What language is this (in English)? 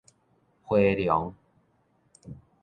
Min Nan Chinese